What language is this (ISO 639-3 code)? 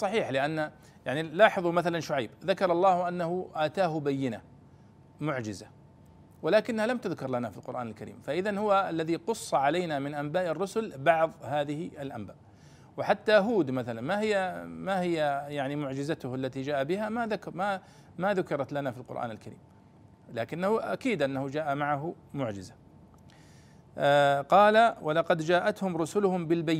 ara